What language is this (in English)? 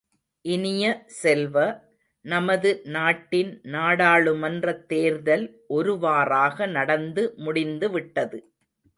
Tamil